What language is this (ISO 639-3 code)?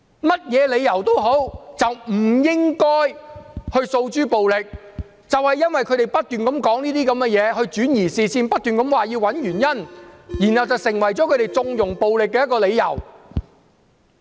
yue